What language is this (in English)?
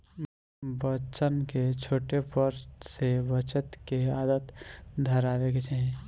Bhojpuri